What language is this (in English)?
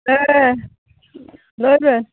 Santali